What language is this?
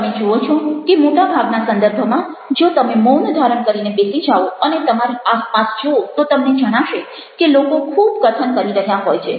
Gujarati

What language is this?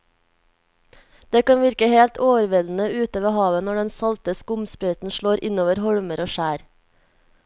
Norwegian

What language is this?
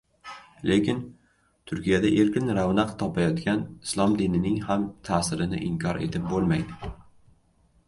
Uzbek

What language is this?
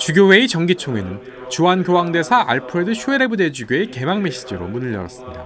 Korean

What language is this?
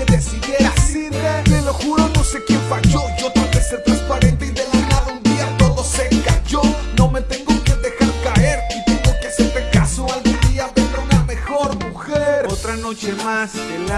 Spanish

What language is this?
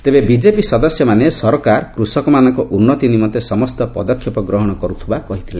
Odia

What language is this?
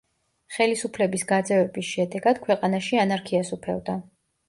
Georgian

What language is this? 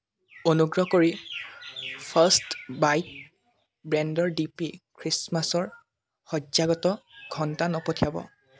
Assamese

